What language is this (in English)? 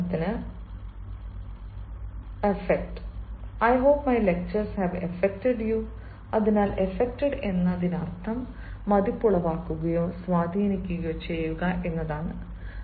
Malayalam